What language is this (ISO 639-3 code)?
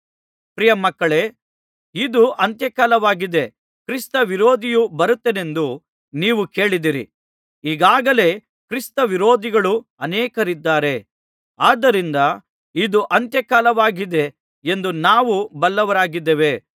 kan